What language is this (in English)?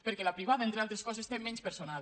Catalan